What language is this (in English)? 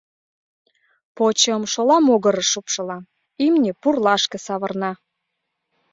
Mari